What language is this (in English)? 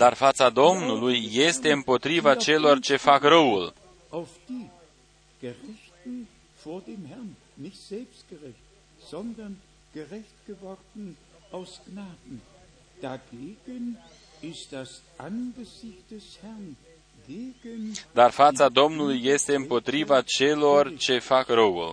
Romanian